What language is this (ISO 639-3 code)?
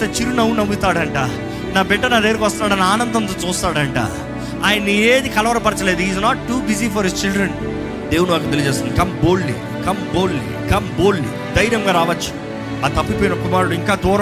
tel